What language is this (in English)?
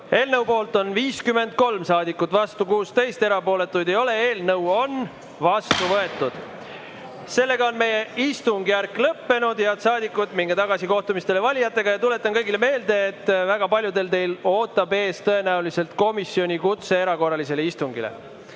Estonian